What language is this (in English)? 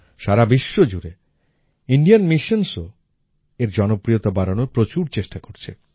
Bangla